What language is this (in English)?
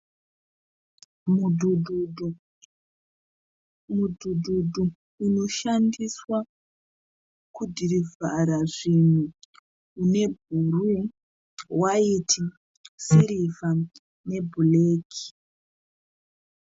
Shona